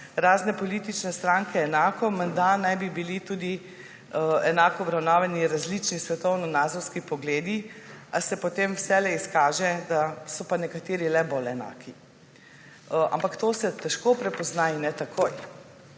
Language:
Slovenian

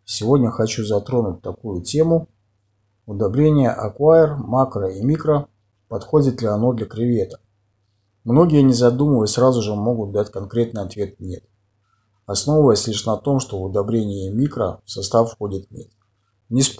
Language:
Russian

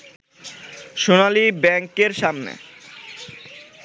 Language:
Bangla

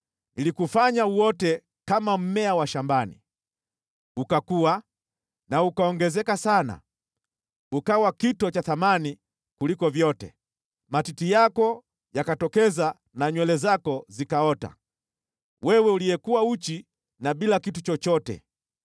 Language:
Swahili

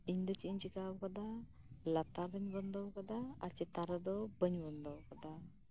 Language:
Santali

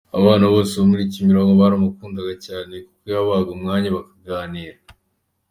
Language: Kinyarwanda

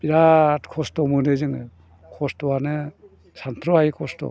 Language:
Bodo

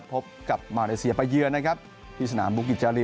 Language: Thai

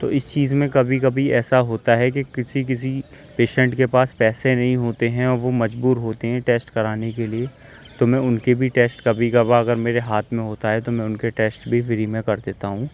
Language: Urdu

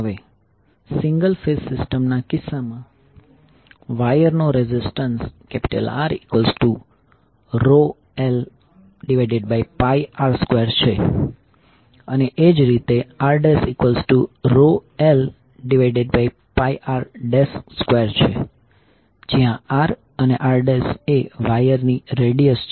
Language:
Gujarati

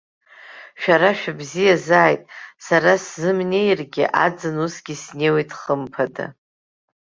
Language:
Abkhazian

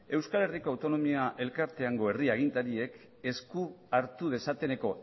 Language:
Basque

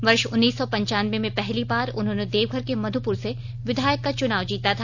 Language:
Hindi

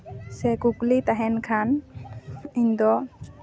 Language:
Santali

